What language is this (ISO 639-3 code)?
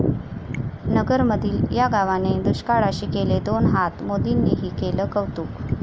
mar